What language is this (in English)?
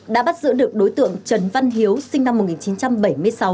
Vietnamese